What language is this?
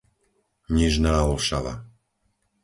Slovak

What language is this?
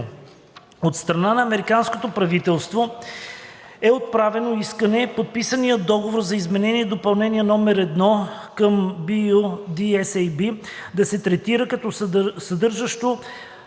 Bulgarian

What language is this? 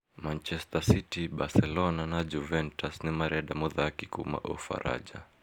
Kikuyu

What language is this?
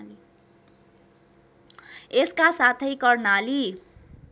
Nepali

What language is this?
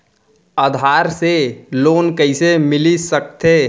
Chhattisgarhi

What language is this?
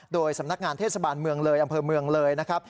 Thai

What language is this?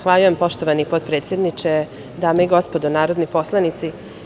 Serbian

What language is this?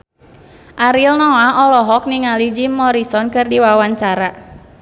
Sundanese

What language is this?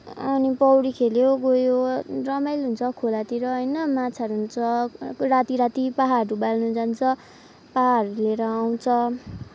Nepali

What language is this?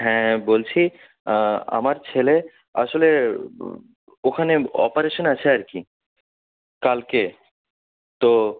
Bangla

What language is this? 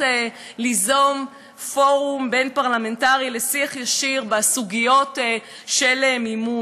Hebrew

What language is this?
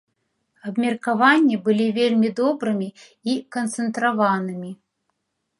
Belarusian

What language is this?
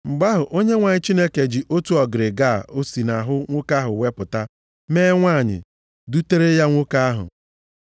Igbo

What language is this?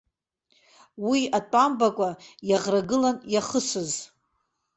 Abkhazian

